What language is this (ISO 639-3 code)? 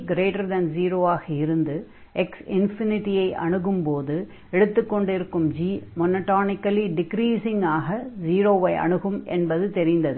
tam